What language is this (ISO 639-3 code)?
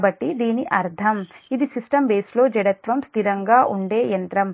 tel